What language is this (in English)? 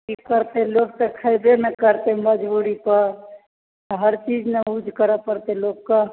Maithili